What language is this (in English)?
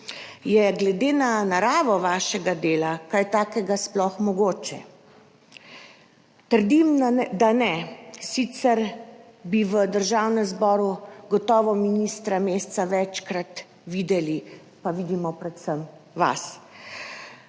Slovenian